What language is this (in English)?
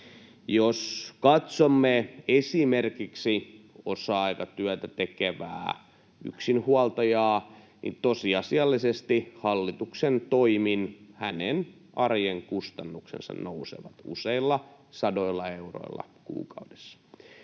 Finnish